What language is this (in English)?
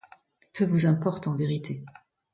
French